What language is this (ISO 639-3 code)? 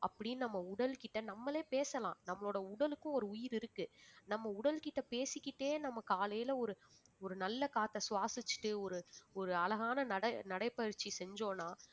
tam